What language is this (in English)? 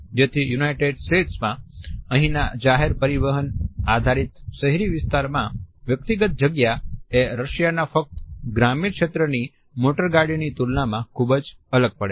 Gujarati